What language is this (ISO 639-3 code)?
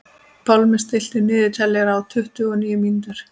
isl